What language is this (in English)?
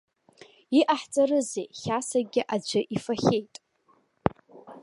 Abkhazian